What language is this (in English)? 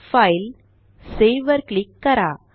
Marathi